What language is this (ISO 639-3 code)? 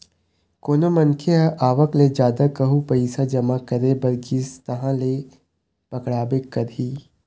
hne